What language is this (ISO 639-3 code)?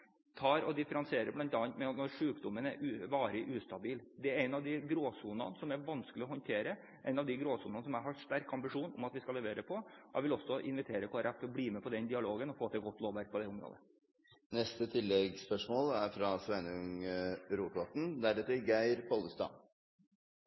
nor